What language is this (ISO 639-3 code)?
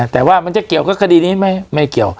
tha